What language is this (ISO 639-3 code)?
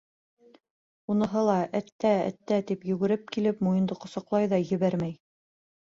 bak